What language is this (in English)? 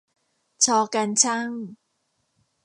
Thai